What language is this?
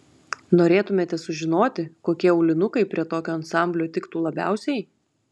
Lithuanian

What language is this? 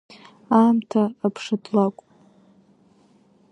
Abkhazian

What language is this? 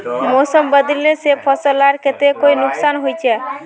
Magahi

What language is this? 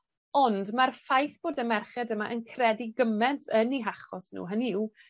Welsh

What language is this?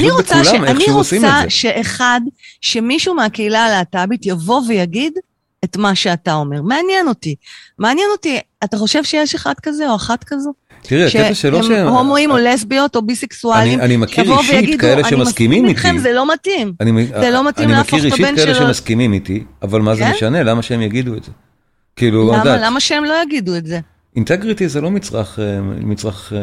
Hebrew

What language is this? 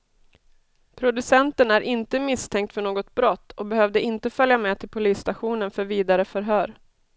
Swedish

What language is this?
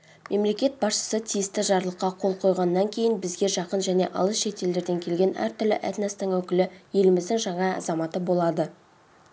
Kazakh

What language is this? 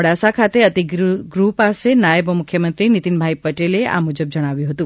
Gujarati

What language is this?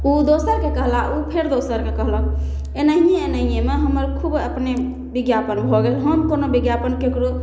Maithili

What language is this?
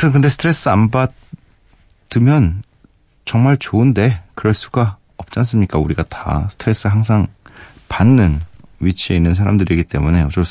Korean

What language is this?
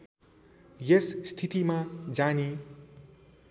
Nepali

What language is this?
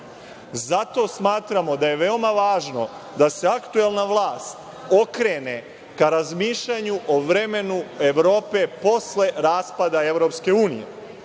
Serbian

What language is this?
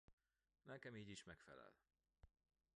Hungarian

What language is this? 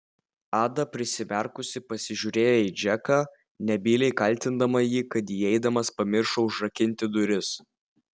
Lithuanian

